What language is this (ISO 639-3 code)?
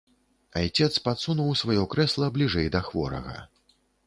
bel